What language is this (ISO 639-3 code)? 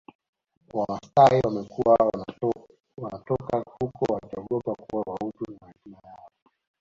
swa